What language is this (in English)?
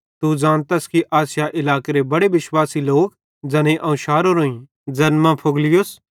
Bhadrawahi